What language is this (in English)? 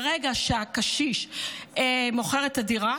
Hebrew